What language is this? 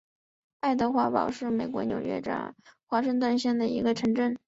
Chinese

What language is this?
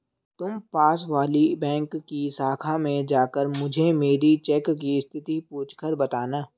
Hindi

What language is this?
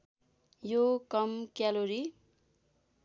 Nepali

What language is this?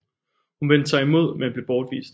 Danish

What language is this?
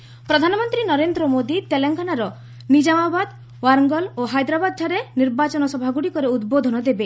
Odia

